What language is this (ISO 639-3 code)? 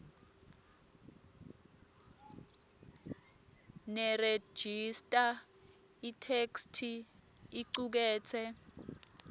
ssw